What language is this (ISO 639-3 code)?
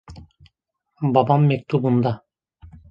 tur